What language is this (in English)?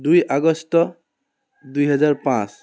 Assamese